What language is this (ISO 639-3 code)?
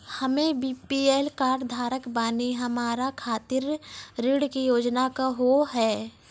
mai